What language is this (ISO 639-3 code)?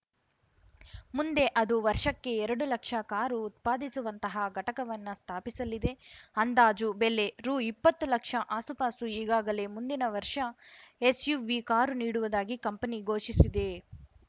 kan